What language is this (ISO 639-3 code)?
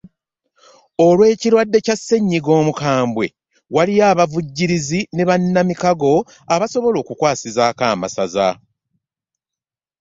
lug